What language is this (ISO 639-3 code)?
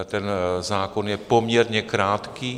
ces